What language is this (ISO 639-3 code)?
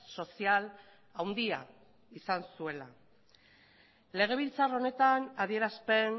eus